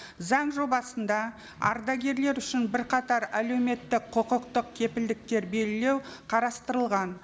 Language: Kazakh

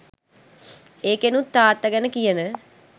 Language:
Sinhala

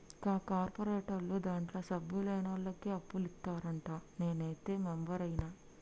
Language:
Telugu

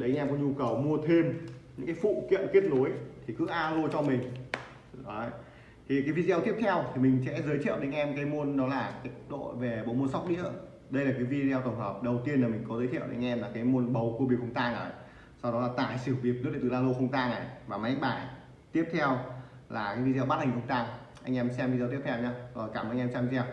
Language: Vietnamese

